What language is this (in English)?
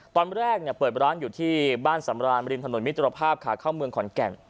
Thai